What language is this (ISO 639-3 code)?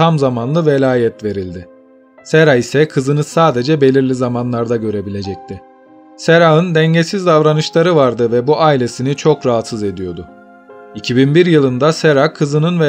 tur